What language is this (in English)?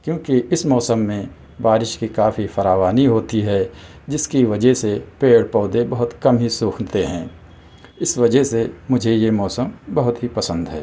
Urdu